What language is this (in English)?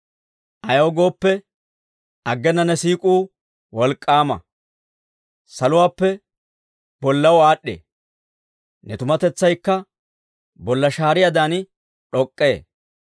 Dawro